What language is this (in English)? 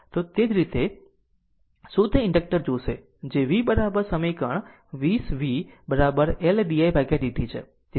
Gujarati